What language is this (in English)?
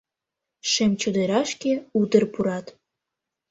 Mari